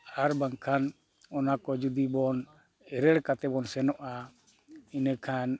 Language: Santali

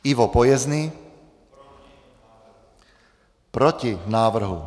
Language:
Czech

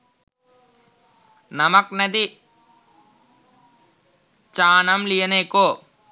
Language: Sinhala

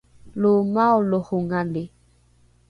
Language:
Rukai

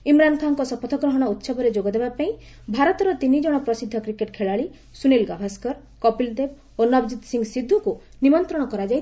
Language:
Odia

